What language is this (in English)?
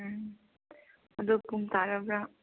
Manipuri